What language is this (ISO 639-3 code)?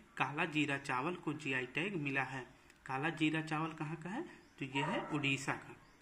hin